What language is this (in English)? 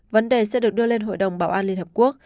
Vietnamese